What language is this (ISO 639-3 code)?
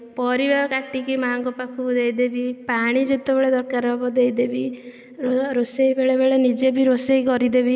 ori